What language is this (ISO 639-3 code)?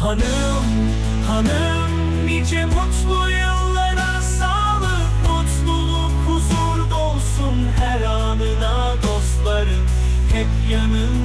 tur